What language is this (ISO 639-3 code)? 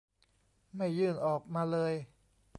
tha